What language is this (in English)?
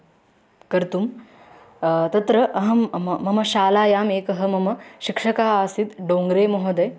Sanskrit